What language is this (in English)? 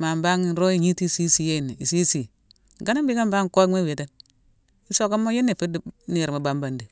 Mansoanka